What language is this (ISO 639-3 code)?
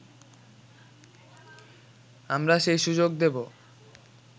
ben